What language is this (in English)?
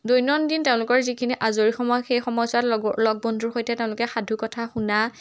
Assamese